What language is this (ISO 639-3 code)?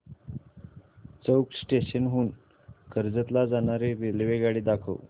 mar